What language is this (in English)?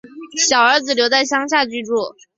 Chinese